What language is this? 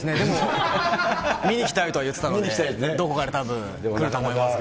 Japanese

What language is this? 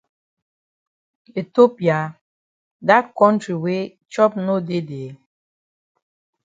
Cameroon Pidgin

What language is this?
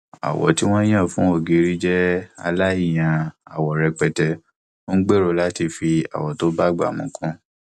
Yoruba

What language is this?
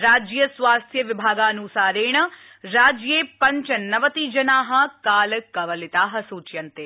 Sanskrit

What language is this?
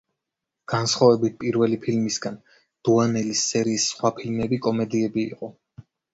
Georgian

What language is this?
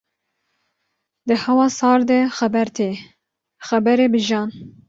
Kurdish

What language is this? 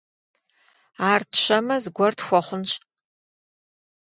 Kabardian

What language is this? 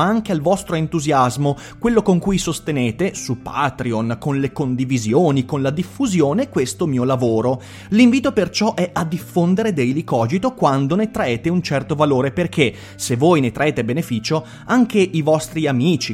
Italian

